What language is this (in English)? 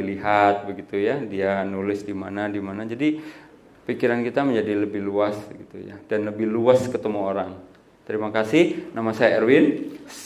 Indonesian